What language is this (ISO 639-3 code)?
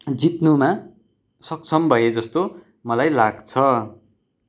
nep